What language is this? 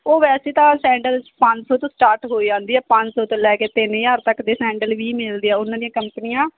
Punjabi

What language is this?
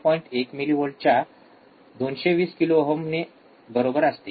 Marathi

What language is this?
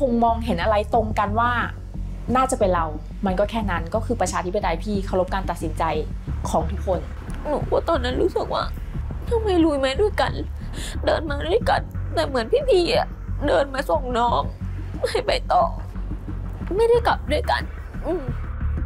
Thai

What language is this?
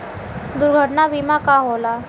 Bhojpuri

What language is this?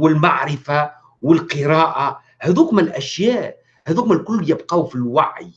Arabic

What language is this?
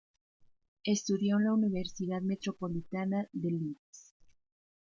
Spanish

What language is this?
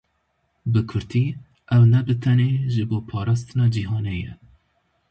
Kurdish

